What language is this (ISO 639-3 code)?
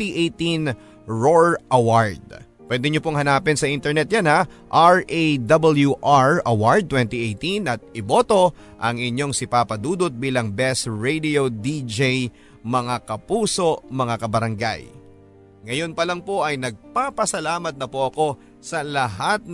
fil